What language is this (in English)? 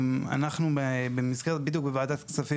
Hebrew